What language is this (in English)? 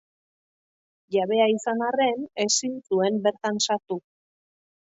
Basque